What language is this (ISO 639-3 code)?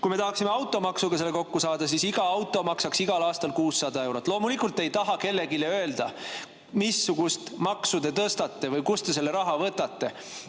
est